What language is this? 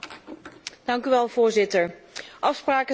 Dutch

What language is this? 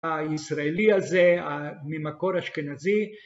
Hebrew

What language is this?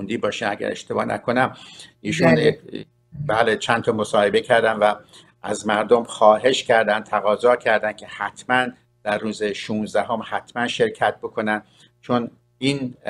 Persian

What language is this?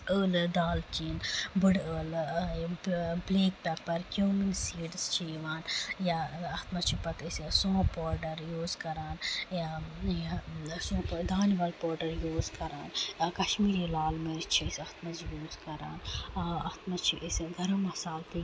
Kashmiri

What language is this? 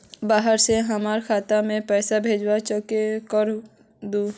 Magahi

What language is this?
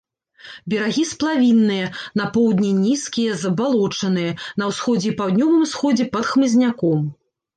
Belarusian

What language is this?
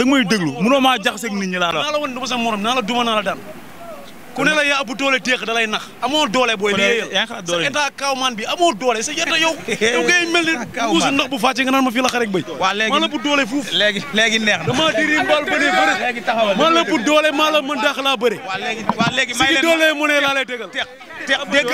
Indonesian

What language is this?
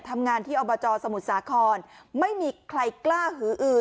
Thai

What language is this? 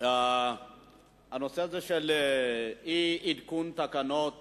Hebrew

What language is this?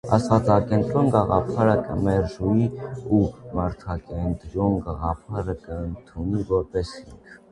Armenian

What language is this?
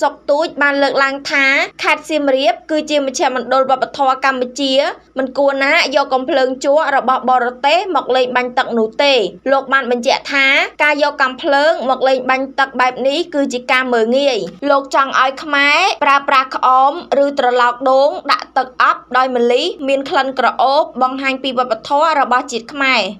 Thai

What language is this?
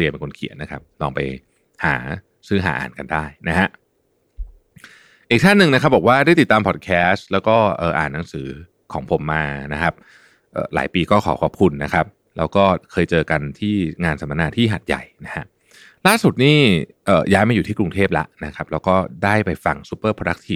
Thai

